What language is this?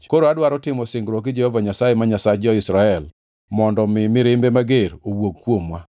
Luo (Kenya and Tanzania)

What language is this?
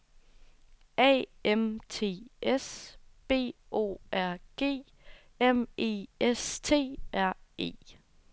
Danish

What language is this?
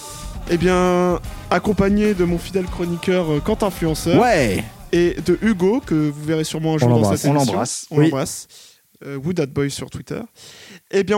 French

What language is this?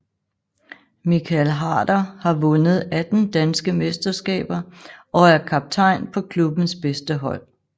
Danish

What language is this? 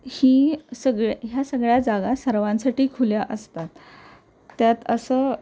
Marathi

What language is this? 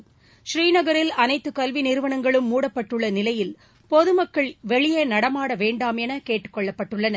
Tamil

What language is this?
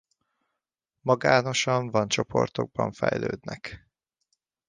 Hungarian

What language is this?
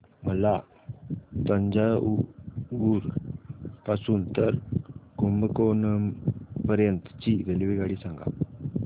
Marathi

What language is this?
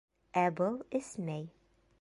Bashkir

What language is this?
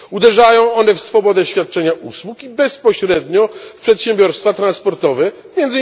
Polish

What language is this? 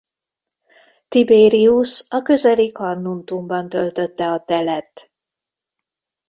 Hungarian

